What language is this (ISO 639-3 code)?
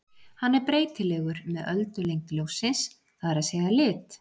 isl